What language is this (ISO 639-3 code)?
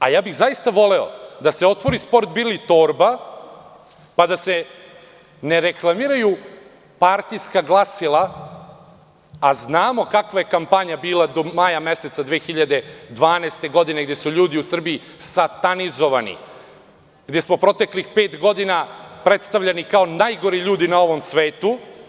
srp